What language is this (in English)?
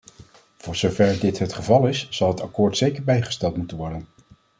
Dutch